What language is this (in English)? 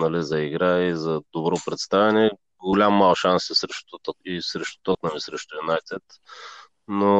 Bulgarian